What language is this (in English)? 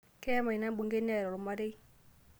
Masai